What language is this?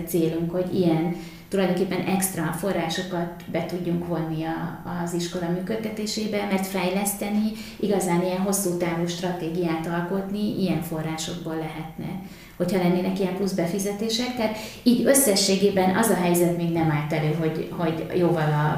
Hungarian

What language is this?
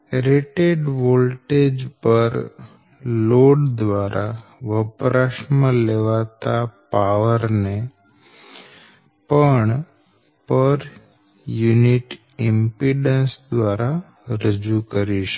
Gujarati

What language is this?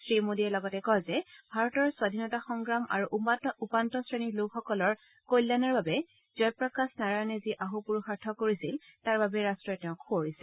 Assamese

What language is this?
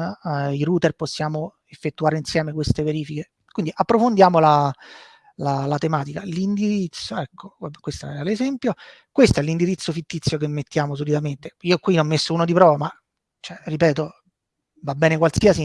Italian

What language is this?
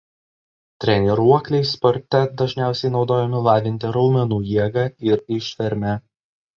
Lithuanian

